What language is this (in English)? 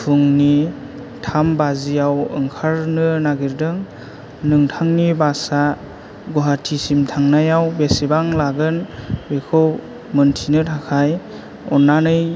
Bodo